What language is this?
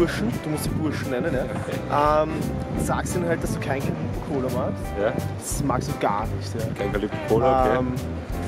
German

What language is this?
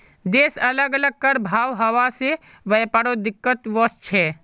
Magahi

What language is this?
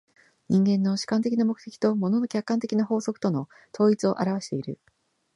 Japanese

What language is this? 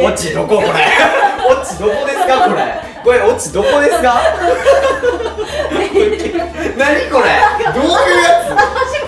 Japanese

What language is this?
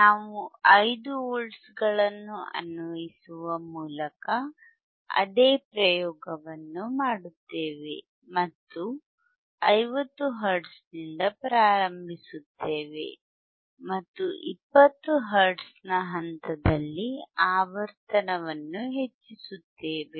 Kannada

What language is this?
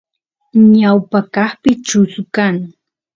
Santiago del Estero Quichua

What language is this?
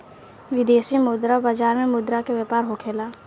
Bhojpuri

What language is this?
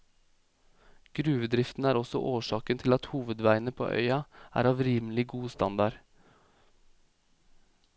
Norwegian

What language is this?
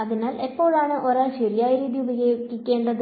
Malayalam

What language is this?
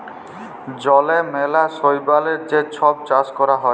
Bangla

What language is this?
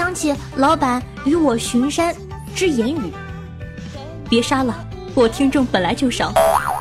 Chinese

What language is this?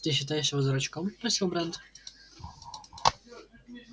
Russian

